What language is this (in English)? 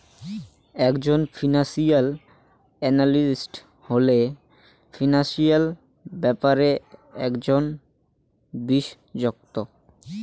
Bangla